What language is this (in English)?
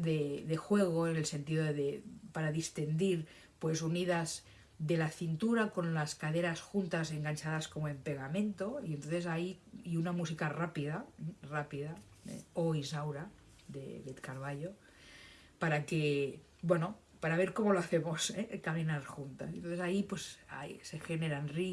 Spanish